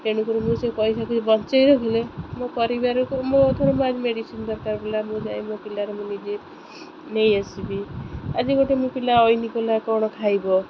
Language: Odia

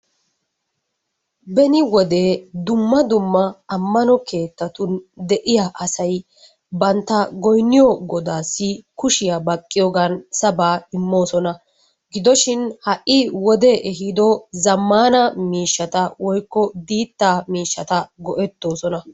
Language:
Wolaytta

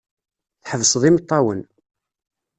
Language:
Kabyle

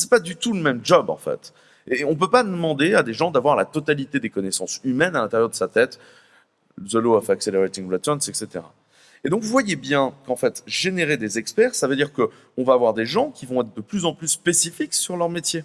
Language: French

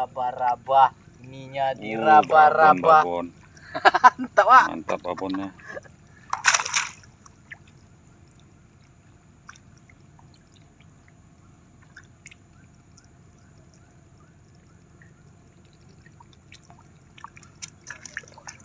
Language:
Indonesian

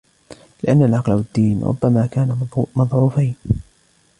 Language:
Arabic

